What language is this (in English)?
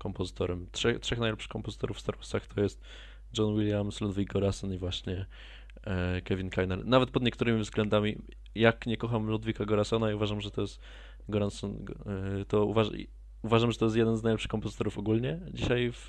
Polish